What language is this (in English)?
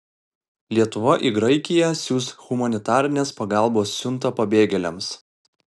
Lithuanian